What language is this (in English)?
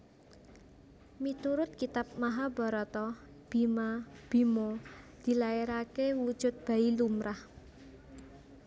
Javanese